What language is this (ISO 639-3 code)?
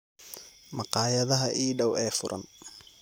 som